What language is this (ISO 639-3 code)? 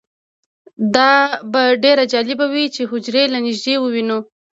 pus